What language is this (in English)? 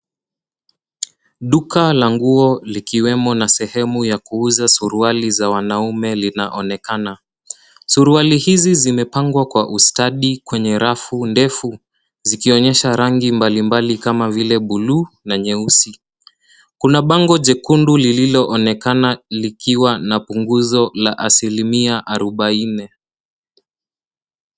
Swahili